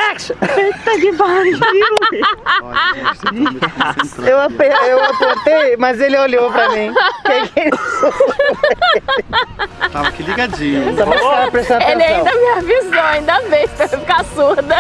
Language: Portuguese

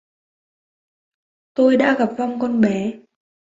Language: Vietnamese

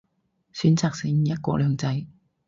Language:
Cantonese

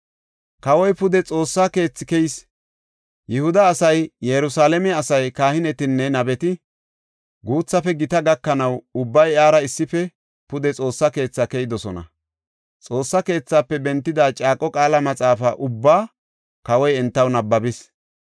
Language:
Gofa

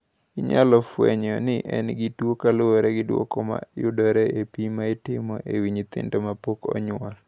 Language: Luo (Kenya and Tanzania)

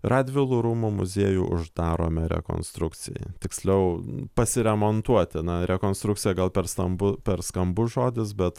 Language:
Lithuanian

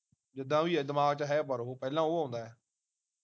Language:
Punjabi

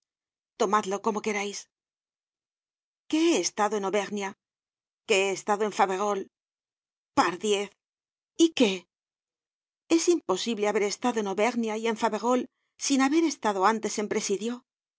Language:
Spanish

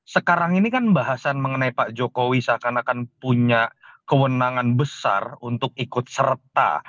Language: Indonesian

